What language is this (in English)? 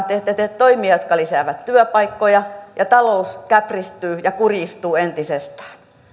Finnish